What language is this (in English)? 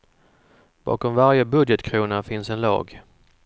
Swedish